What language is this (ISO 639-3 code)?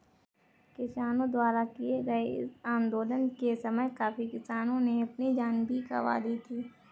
hin